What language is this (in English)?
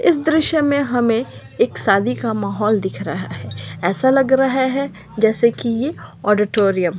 Magahi